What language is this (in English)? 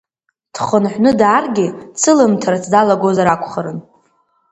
Abkhazian